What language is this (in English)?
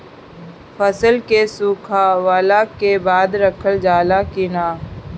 Bhojpuri